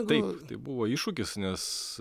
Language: Lithuanian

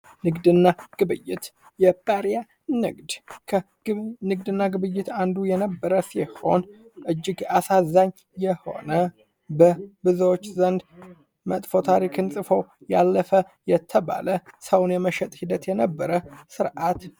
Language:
Amharic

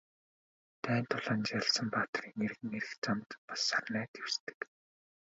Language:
Mongolian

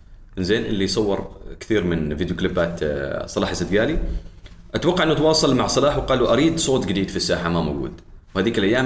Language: Arabic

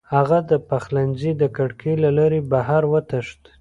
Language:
Pashto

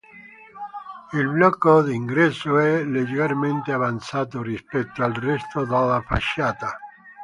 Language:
Italian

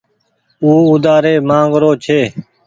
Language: Goaria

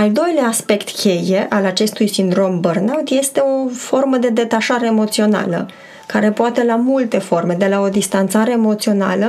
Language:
Romanian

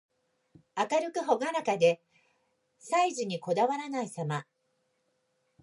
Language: Japanese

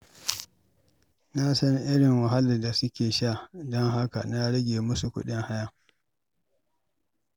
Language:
Hausa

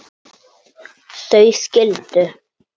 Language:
Icelandic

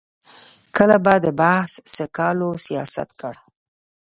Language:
Pashto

